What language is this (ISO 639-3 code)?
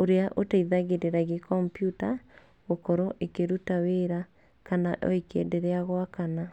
kik